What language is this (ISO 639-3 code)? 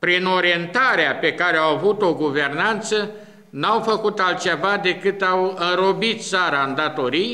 ron